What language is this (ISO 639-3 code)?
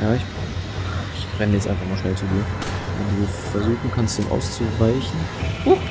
deu